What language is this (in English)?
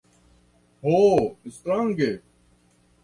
Esperanto